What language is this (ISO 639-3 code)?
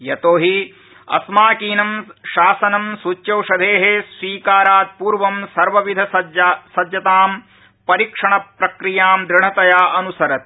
san